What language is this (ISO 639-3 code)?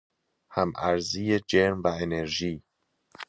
fas